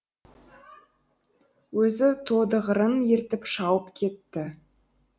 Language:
Kazakh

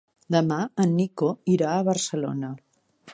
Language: Catalan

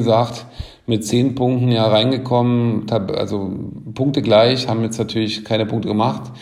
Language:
German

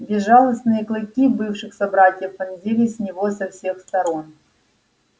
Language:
Russian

